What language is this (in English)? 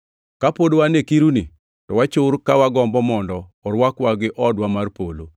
Luo (Kenya and Tanzania)